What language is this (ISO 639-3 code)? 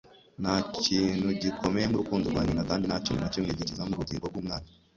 kin